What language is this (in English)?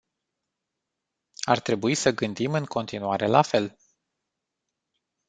Romanian